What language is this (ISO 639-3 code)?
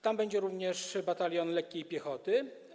pol